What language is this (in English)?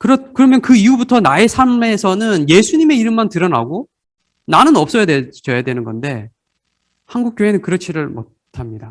Korean